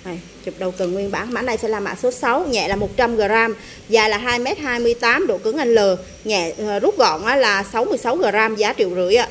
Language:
Vietnamese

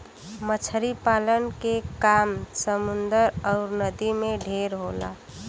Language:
Bhojpuri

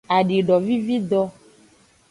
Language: Aja (Benin)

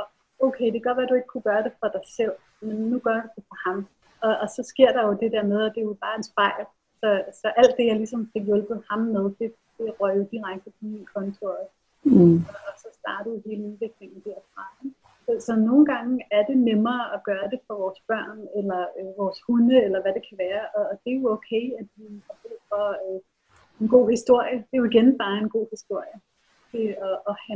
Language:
Danish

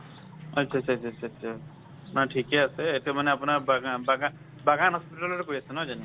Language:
Assamese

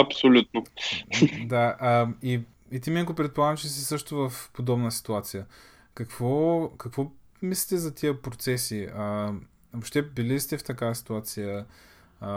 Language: Bulgarian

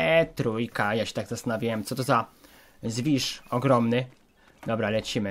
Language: Polish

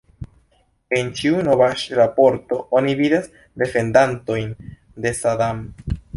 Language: Esperanto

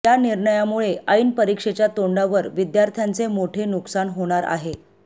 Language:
Marathi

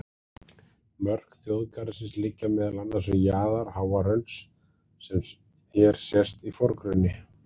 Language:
Icelandic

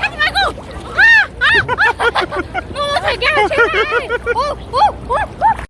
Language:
Korean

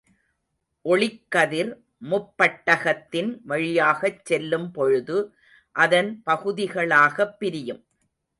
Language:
Tamil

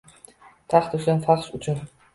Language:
Uzbek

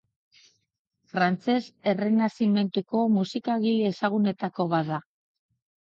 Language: Basque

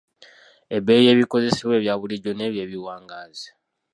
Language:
Ganda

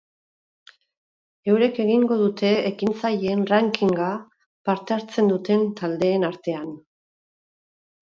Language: Basque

